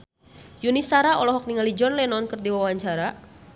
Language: Sundanese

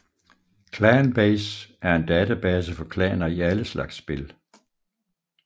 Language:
Danish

